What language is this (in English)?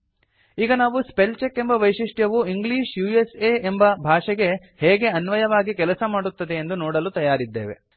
Kannada